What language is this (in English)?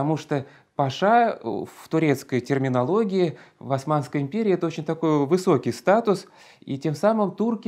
Russian